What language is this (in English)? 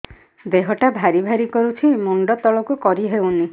Odia